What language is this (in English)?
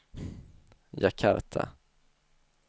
Swedish